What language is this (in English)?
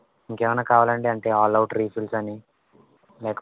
Telugu